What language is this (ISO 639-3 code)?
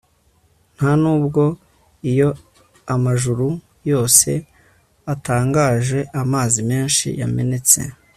kin